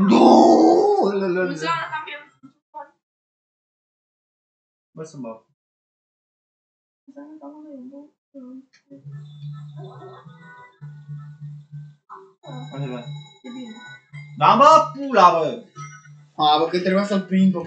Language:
Romanian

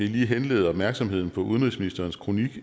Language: Danish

